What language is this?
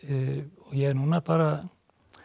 Icelandic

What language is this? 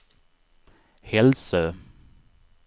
Swedish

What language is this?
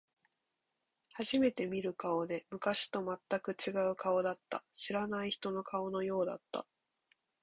Japanese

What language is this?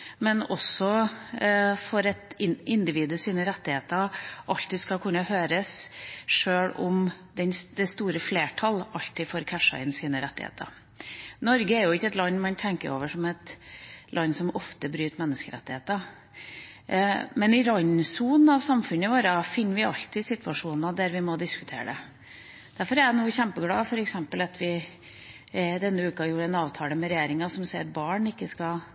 Norwegian Bokmål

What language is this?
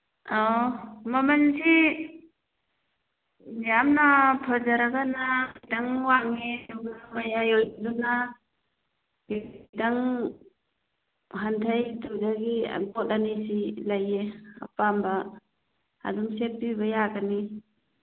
Manipuri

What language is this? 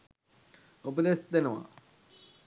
Sinhala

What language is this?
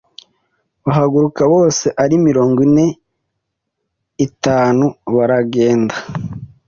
Kinyarwanda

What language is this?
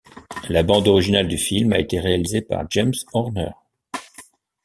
French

